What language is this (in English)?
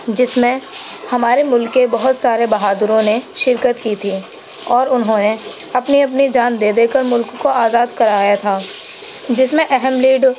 Urdu